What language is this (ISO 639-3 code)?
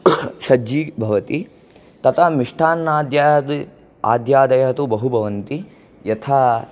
san